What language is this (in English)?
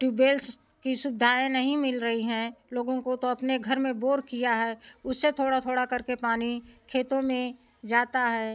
Hindi